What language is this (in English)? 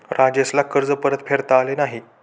Marathi